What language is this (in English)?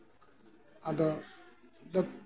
Santali